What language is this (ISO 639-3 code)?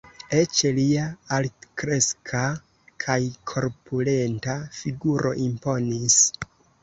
epo